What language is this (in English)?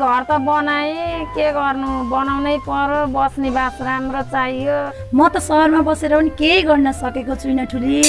Nepali